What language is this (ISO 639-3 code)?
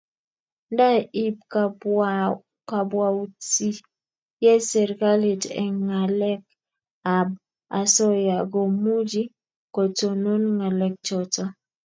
kln